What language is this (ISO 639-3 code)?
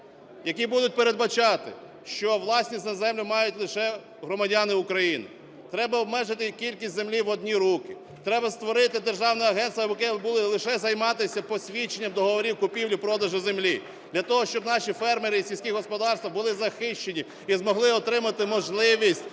ukr